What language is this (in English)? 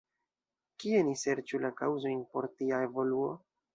Esperanto